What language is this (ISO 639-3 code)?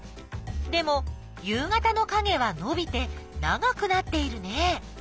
jpn